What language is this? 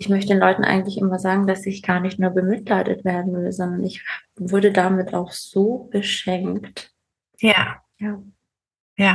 German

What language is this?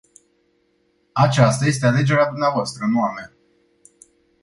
Romanian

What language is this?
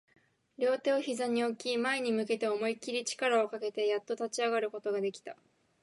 Japanese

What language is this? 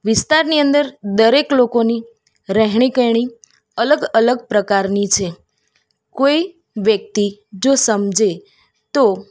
Gujarati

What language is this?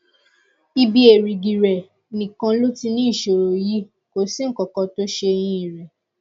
Yoruba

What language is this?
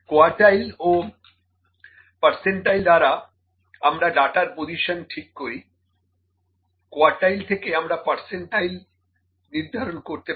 Bangla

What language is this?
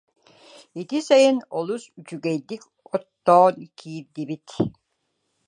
Yakut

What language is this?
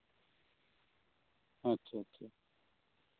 Santali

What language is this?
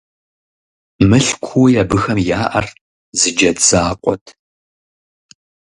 Kabardian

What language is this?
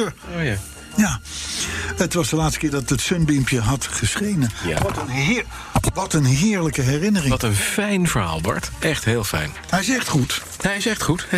Dutch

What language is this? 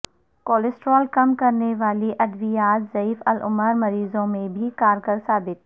Urdu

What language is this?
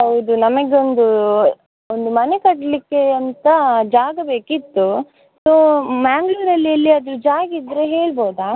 Kannada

